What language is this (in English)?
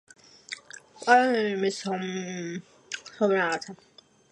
Georgian